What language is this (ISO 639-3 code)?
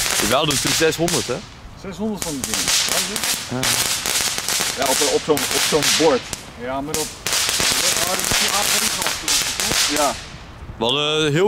nld